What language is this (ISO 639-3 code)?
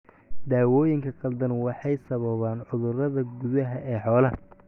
som